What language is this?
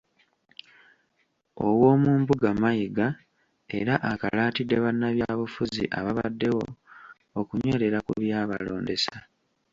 Ganda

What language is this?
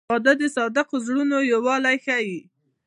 Pashto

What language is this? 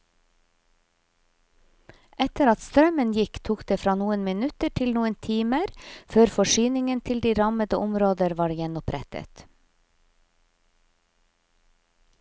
Norwegian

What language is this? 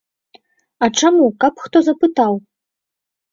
Belarusian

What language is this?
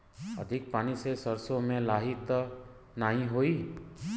Bhojpuri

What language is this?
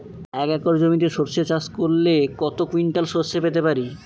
Bangla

